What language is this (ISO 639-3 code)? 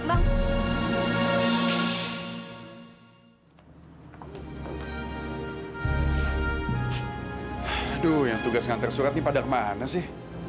ind